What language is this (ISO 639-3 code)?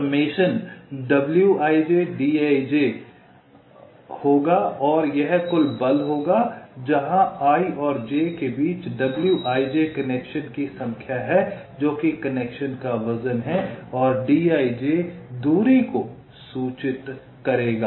hin